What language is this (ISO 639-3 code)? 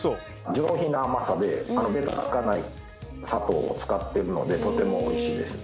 jpn